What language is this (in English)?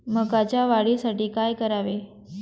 Marathi